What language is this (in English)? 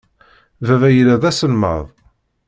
Kabyle